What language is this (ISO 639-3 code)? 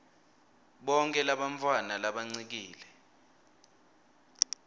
ssw